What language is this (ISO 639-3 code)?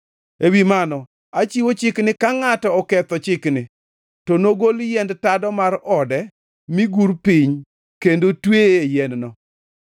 luo